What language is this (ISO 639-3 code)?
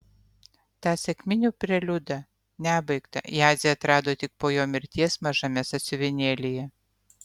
lit